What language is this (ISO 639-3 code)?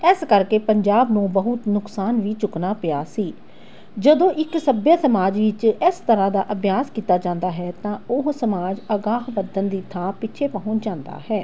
pan